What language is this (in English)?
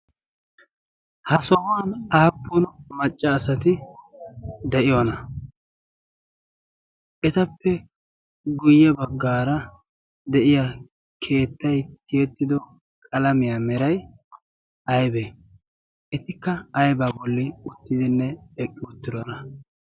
Wolaytta